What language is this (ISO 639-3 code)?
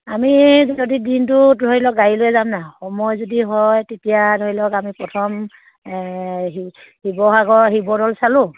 asm